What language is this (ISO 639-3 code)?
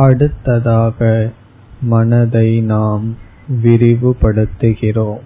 tam